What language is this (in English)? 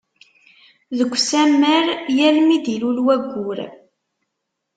Kabyle